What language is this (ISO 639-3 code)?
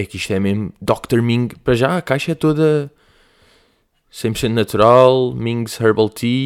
por